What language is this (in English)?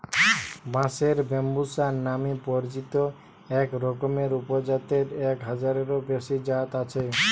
Bangla